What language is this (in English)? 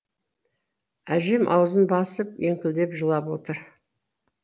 Kazakh